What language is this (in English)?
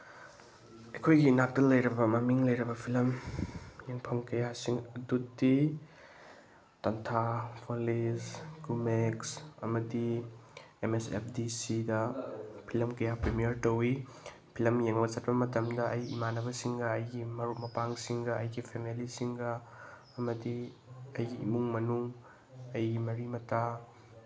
Manipuri